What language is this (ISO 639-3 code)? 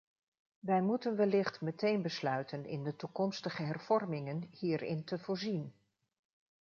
nld